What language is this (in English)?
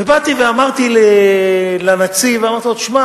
Hebrew